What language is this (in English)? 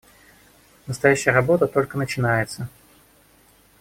Russian